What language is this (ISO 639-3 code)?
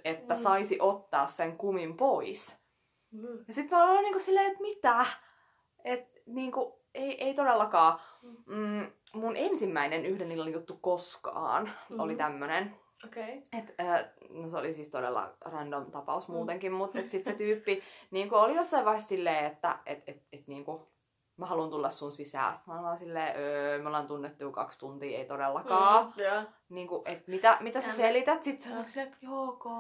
fin